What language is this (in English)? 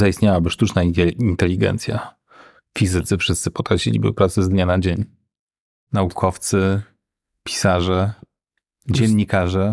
Polish